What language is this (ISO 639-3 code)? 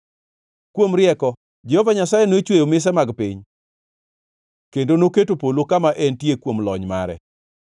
luo